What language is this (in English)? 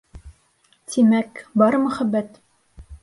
Bashkir